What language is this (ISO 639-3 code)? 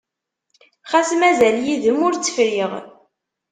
kab